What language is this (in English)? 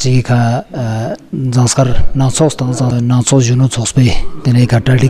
Romanian